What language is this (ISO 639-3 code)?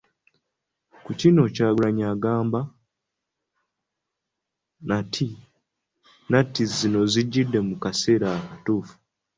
lug